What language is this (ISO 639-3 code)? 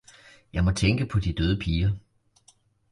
dan